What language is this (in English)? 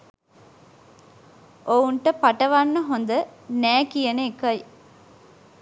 Sinhala